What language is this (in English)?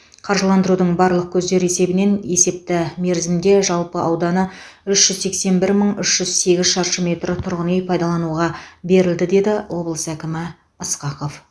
Kazakh